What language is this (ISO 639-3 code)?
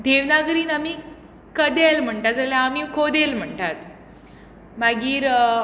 kok